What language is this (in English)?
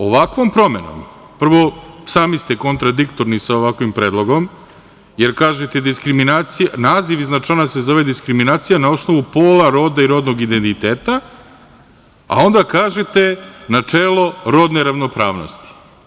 Serbian